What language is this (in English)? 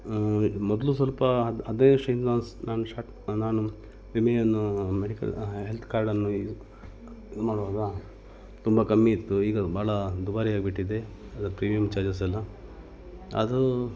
Kannada